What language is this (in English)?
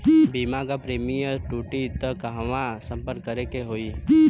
Bhojpuri